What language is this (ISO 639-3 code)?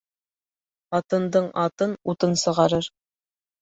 bak